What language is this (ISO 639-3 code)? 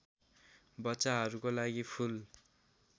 nep